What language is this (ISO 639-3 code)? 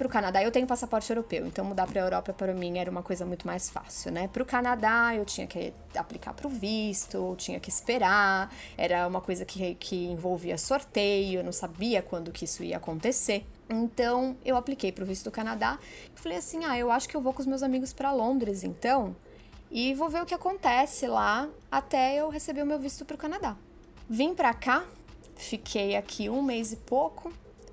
por